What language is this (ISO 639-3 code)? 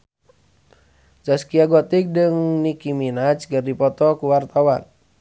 sun